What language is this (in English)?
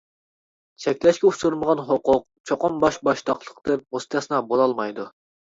Uyghur